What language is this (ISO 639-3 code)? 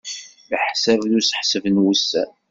kab